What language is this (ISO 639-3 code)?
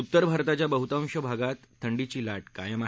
mar